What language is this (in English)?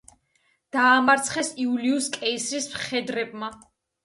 Georgian